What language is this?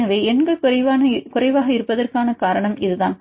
Tamil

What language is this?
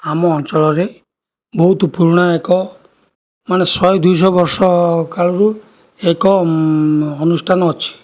Odia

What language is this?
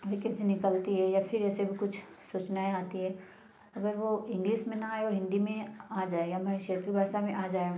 Hindi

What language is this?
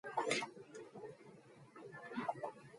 Mongolian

